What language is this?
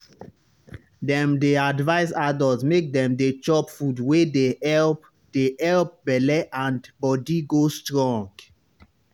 Nigerian Pidgin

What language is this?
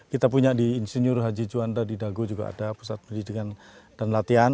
Indonesian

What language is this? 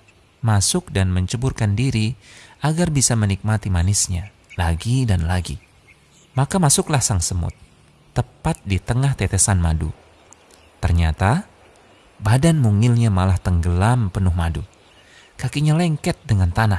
Indonesian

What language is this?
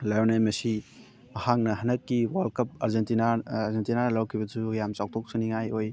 Manipuri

